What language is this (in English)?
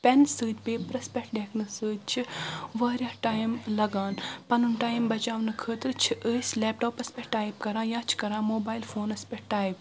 Kashmiri